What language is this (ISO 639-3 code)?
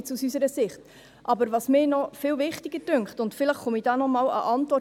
gsw